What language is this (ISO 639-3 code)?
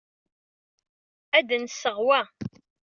kab